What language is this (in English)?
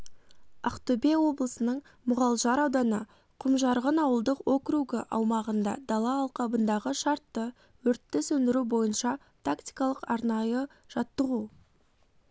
Kazakh